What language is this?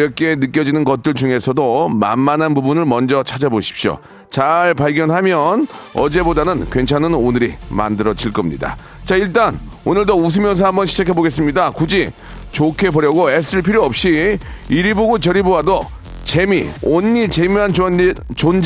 Korean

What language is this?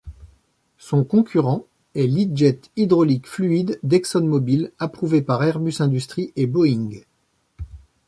French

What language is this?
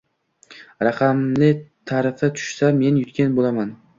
Uzbek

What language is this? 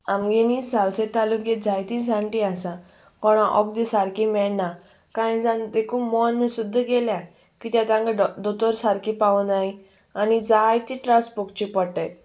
Konkani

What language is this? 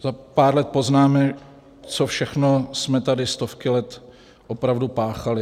Czech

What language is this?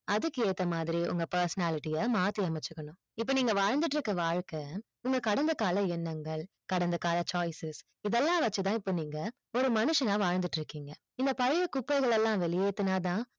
Tamil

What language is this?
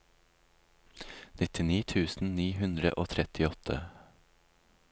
Norwegian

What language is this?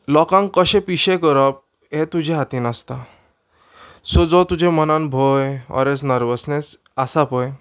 Konkani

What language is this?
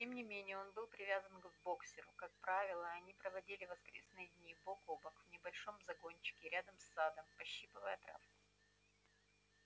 Russian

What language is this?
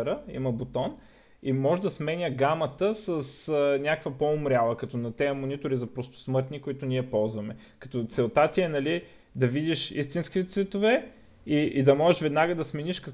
Bulgarian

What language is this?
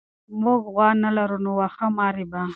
Pashto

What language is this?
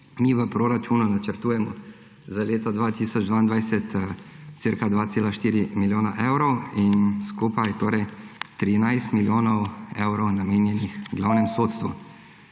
Slovenian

